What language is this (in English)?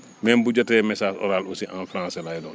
Wolof